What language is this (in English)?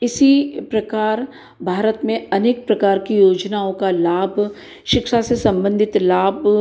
Hindi